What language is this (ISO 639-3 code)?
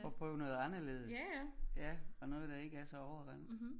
dan